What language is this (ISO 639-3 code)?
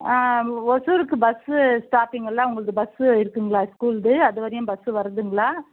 tam